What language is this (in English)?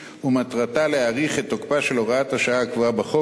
Hebrew